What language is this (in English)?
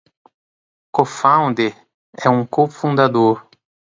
Portuguese